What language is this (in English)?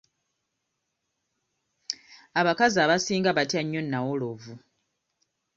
Ganda